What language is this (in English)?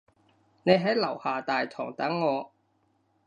Cantonese